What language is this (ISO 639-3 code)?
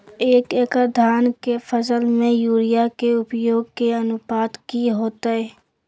mag